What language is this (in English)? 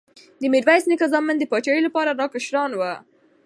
Pashto